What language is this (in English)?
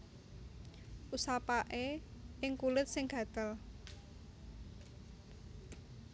Javanese